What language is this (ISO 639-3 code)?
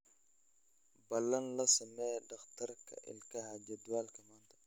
som